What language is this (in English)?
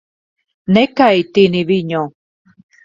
Latvian